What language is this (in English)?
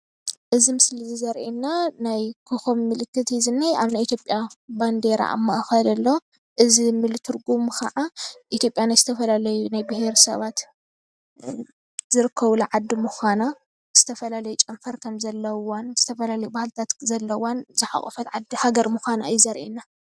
Tigrinya